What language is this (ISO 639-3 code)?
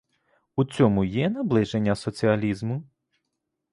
ukr